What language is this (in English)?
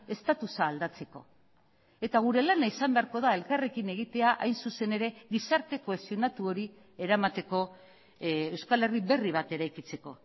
Basque